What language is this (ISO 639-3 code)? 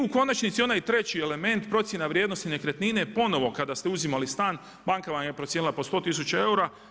hrv